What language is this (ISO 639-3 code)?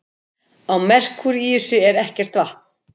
isl